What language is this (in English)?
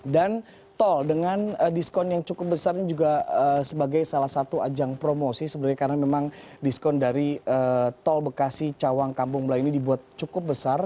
Indonesian